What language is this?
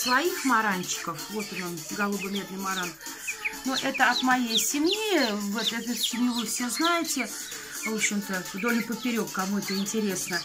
Russian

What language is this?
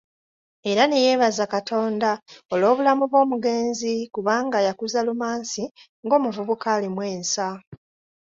Ganda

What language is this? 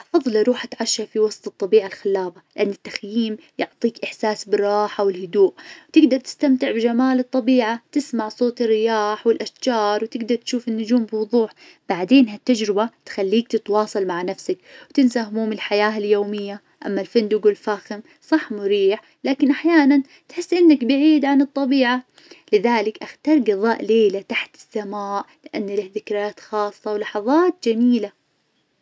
Najdi Arabic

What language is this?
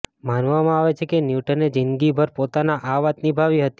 Gujarati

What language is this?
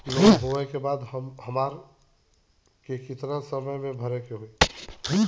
Bhojpuri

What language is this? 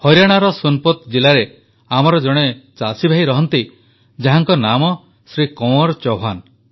Odia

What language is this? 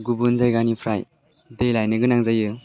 Bodo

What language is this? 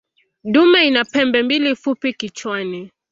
Swahili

